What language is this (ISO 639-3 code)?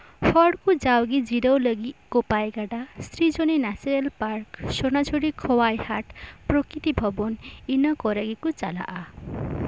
sat